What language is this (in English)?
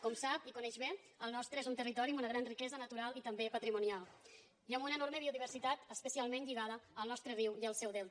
Catalan